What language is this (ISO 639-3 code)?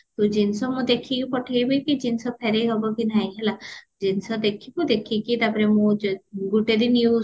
ori